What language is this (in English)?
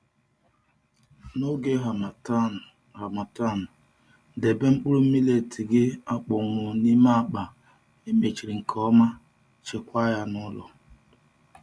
Igbo